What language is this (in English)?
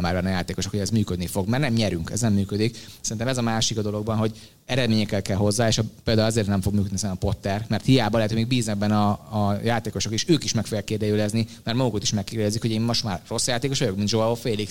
Hungarian